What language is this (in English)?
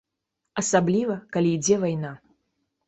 Belarusian